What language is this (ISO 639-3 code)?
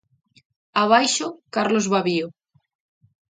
glg